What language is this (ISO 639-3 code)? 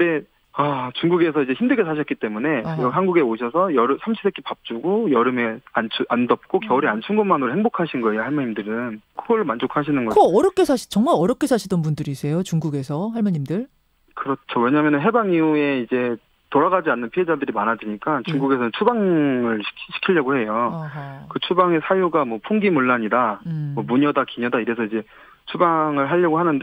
kor